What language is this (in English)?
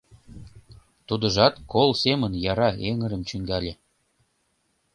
Mari